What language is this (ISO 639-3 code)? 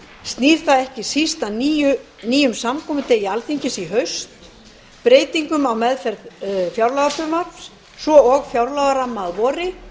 isl